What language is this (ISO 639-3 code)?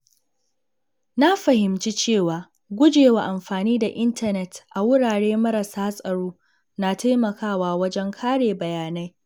hau